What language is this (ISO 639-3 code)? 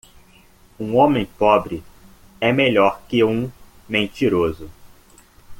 por